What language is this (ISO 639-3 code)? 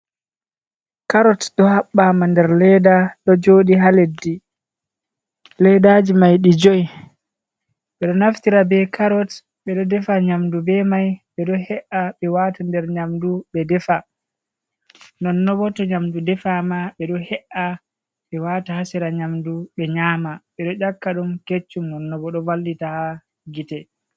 ful